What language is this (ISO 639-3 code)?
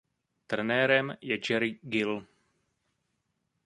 ces